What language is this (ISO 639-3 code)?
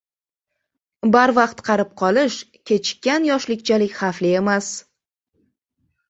uzb